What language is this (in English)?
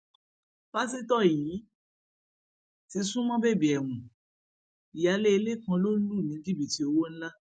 Yoruba